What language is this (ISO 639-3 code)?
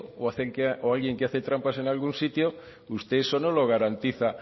spa